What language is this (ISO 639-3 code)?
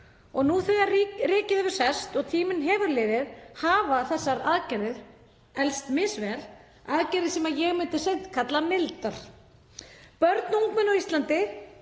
isl